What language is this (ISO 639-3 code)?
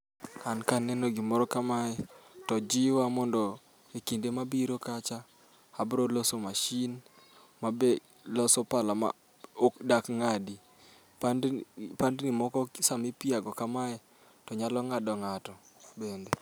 luo